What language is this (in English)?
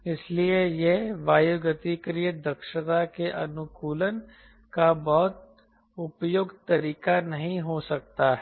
Hindi